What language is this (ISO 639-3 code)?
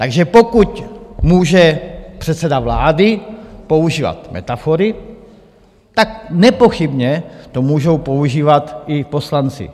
ces